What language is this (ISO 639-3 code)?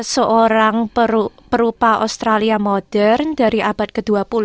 ind